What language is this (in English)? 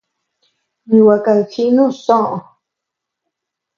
Tepeuxila Cuicatec